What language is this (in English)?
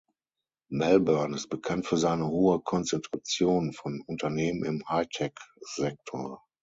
German